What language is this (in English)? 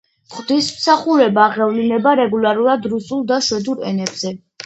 Georgian